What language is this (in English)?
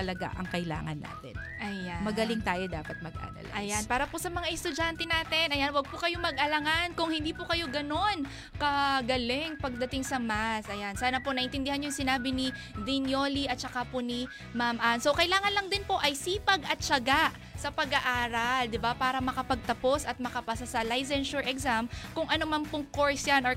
Filipino